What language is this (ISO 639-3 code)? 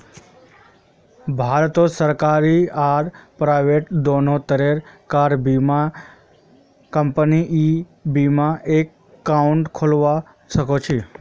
mag